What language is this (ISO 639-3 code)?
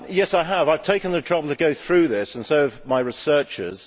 eng